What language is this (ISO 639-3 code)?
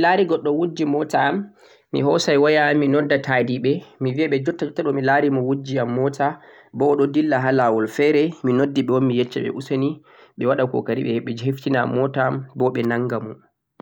fuq